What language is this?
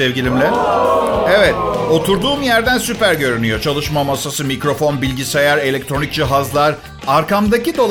Turkish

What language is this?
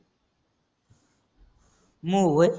Marathi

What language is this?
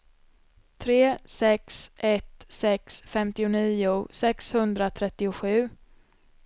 Swedish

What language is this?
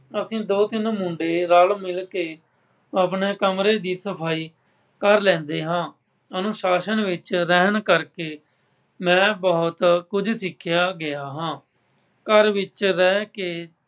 Punjabi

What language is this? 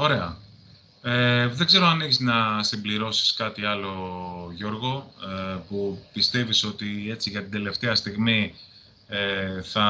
Greek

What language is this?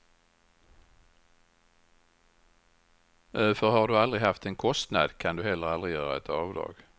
Swedish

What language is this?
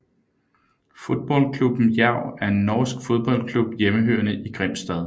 Danish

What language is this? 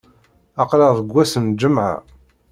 Kabyle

